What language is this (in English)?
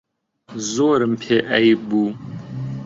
Central Kurdish